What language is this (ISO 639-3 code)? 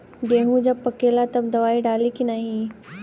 bho